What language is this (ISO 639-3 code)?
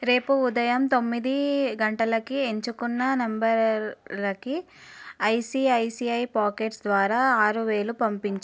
tel